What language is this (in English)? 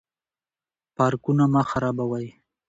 Pashto